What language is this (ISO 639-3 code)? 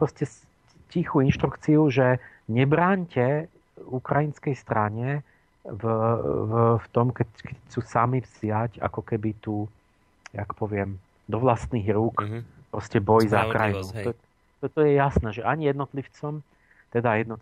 slk